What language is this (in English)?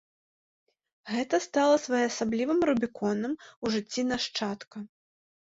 Belarusian